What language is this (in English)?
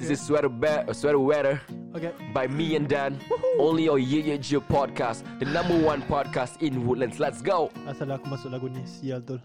Malay